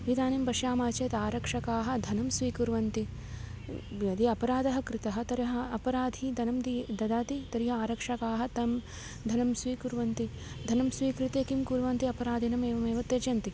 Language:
Sanskrit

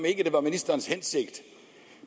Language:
Danish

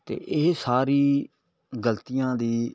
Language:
Punjabi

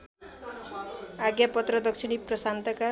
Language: Nepali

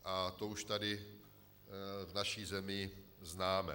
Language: Czech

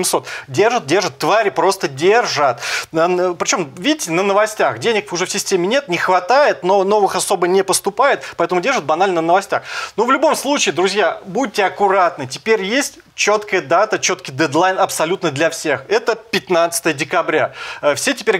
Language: Russian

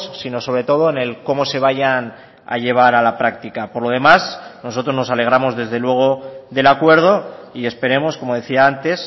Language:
Spanish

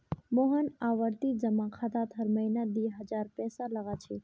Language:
Magahi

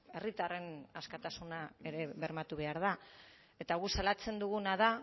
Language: Basque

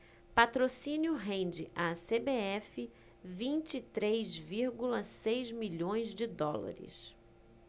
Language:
Portuguese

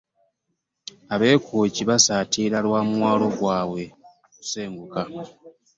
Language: Ganda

